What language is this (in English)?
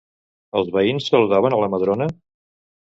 Catalan